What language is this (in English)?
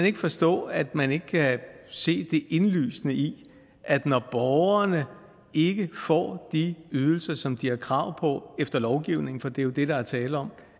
Danish